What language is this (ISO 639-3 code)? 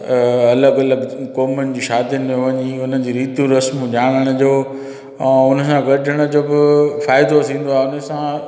snd